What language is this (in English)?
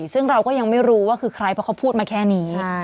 Thai